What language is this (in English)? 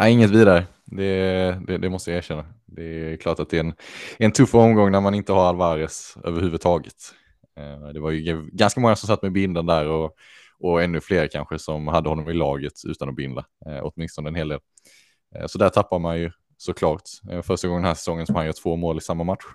Swedish